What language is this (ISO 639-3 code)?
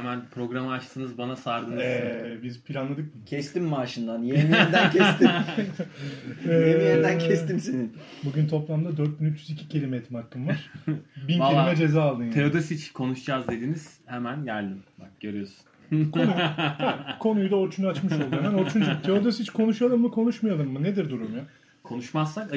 tur